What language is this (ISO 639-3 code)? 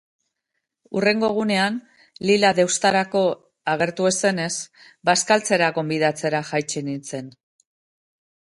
eus